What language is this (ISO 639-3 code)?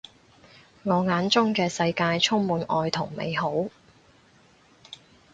yue